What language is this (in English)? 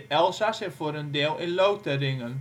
Dutch